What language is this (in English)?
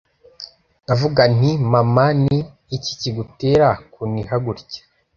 Kinyarwanda